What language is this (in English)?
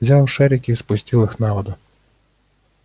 Russian